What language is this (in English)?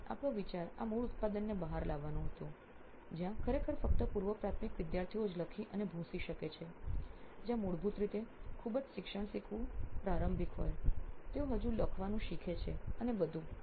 Gujarati